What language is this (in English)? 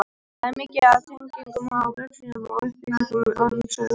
Icelandic